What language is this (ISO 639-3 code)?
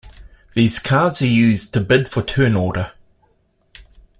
eng